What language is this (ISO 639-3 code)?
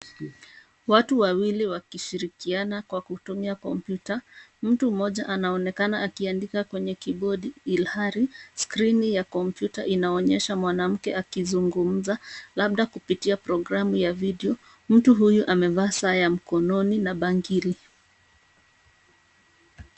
swa